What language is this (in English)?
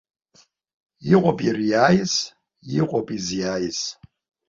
Abkhazian